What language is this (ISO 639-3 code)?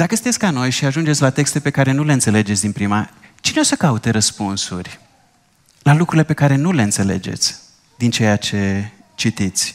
ron